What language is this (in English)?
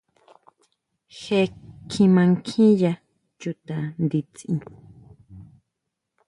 Huautla Mazatec